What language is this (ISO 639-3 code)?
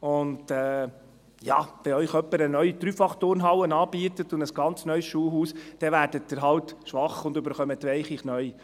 gsw